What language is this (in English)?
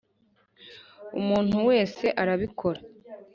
Kinyarwanda